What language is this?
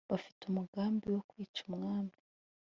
Kinyarwanda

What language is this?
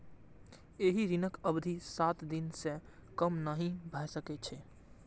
Maithili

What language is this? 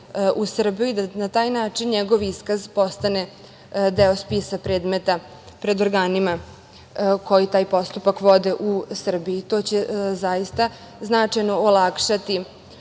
Serbian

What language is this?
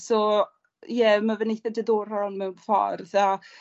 Welsh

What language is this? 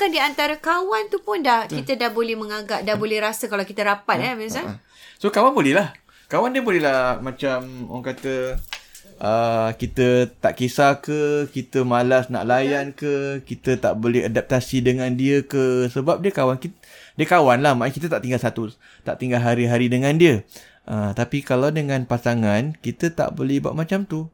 Malay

